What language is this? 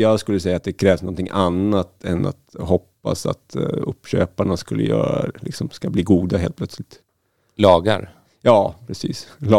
Swedish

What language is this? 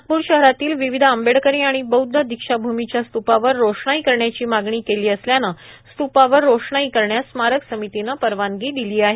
Marathi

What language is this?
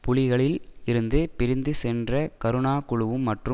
Tamil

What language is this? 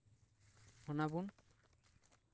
Santali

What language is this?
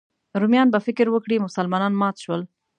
Pashto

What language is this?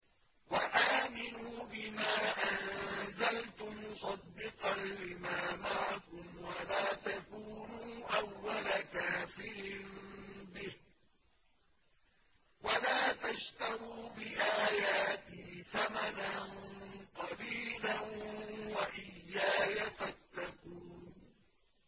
Arabic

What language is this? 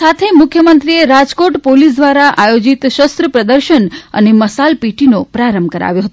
Gujarati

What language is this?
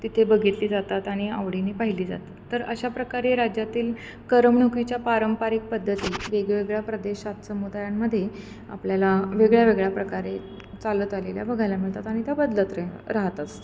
Marathi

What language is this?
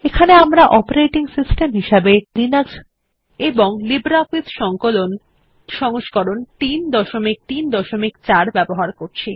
Bangla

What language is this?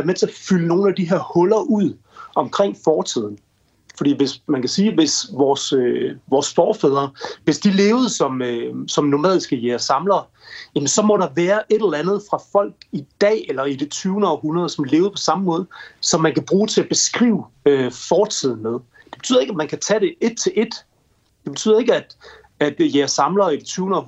Danish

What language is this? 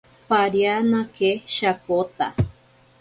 Ashéninka Perené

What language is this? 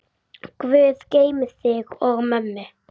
Icelandic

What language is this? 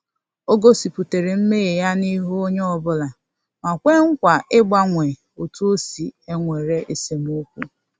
Igbo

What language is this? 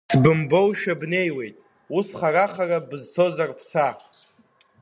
Abkhazian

